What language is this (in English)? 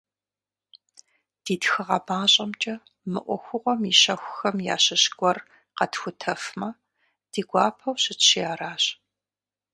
Kabardian